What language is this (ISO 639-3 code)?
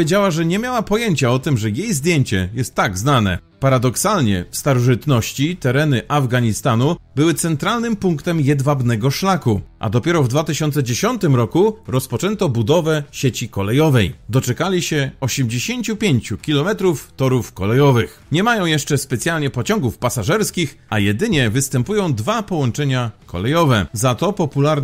pol